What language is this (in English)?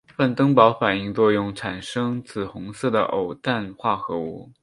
Chinese